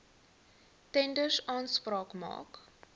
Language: Afrikaans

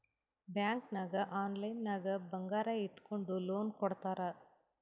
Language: Kannada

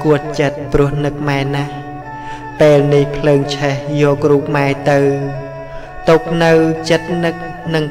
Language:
Thai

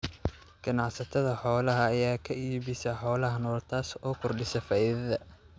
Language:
Somali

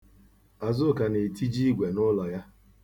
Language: Igbo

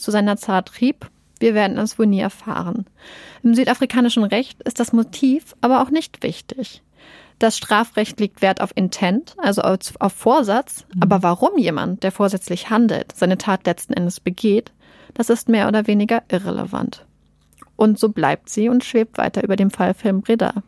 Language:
German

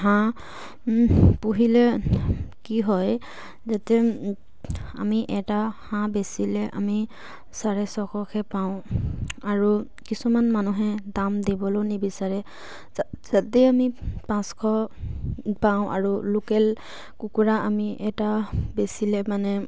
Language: Assamese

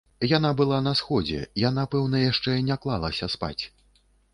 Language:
Belarusian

